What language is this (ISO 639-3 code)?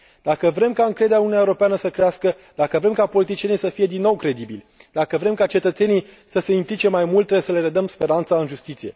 ron